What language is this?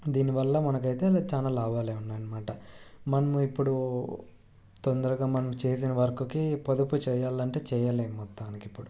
Telugu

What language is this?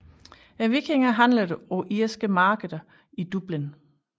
Danish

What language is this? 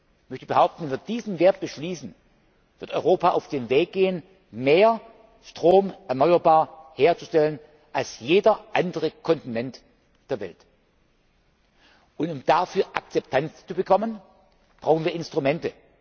German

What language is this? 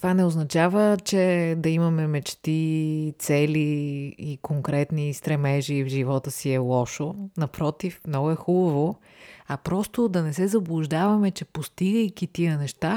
Bulgarian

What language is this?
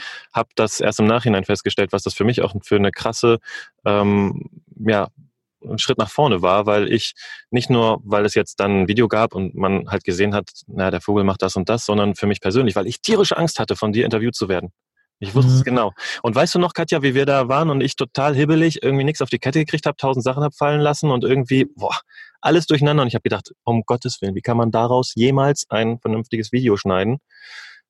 German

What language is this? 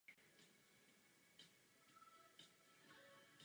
Czech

